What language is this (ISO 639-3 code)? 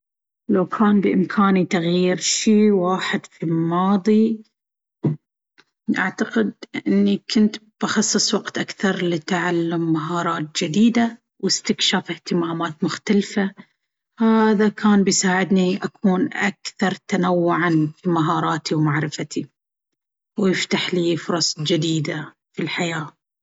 abv